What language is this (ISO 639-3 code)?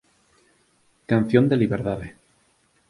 glg